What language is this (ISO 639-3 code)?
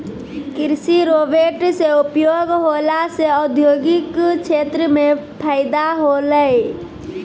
mai